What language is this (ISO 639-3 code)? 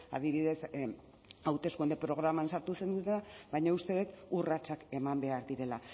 eus